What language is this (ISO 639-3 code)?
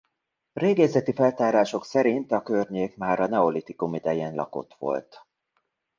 hun